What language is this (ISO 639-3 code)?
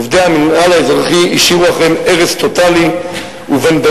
heb